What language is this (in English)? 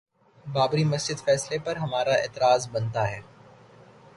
Urdu